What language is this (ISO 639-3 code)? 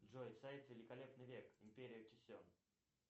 rus